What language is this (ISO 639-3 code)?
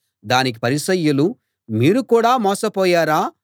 tel